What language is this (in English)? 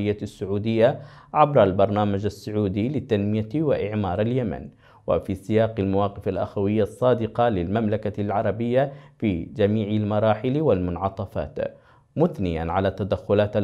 Arabic